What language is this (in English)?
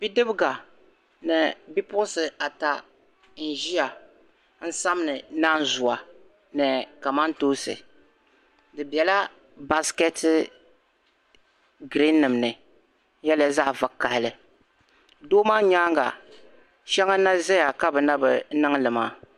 Dagbani